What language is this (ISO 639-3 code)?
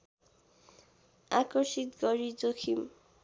nep